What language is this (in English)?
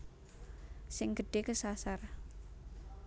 Javanese